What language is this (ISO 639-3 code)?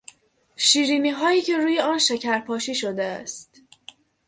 fas